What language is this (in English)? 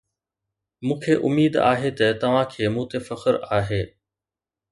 Sindhi